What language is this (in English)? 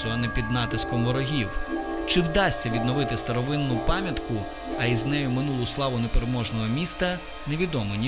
Ukrainian